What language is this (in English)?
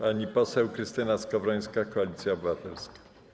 Polish